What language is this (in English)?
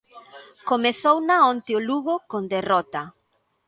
Galician